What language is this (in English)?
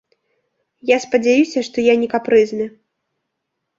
Belarusian